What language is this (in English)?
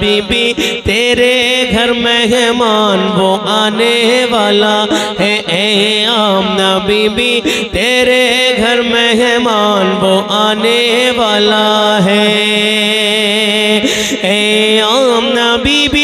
Hindi